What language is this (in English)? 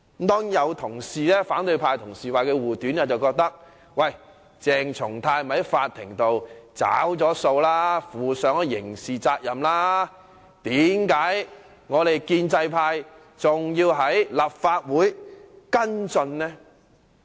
Cantonese